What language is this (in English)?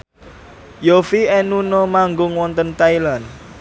Javanese